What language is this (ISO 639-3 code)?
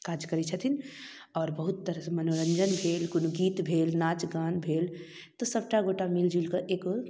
mai